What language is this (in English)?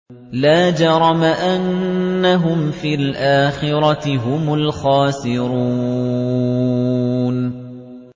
Arabic